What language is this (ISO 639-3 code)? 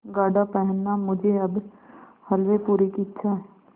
hin